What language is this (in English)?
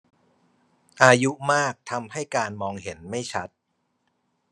Thai